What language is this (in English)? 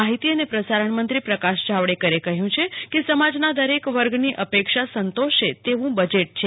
Gujarati